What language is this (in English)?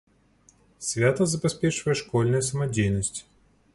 Belarusian